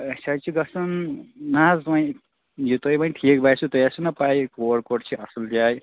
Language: Kashmiri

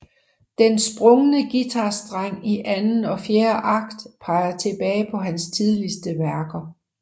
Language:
Danish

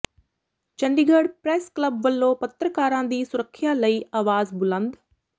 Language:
Punjabi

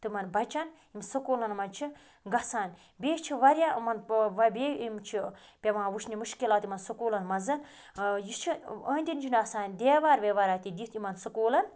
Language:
Kashmiri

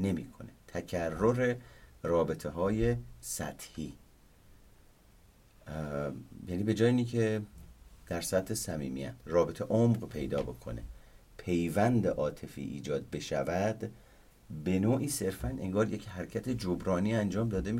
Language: Persian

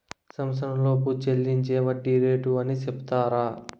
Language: Telugu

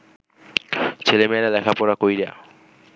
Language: Bangla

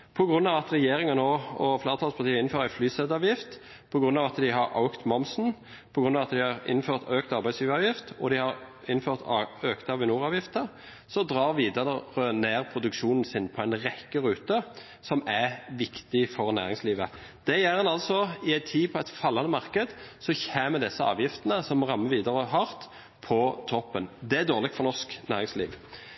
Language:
Norwegian Bokmål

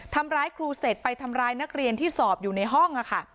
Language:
Thai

